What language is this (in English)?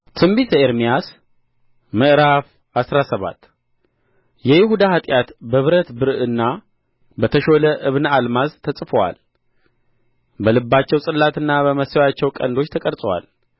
Amharic